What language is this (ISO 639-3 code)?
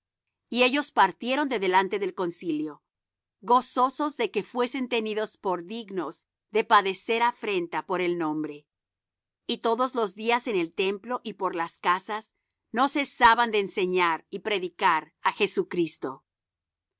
spa